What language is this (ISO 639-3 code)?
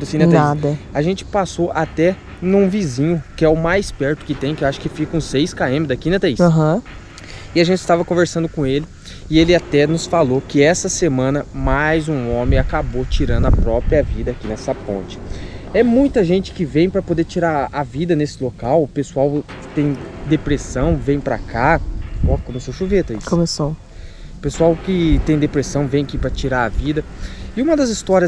por